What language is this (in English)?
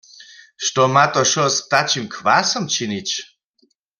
Upper Sorbian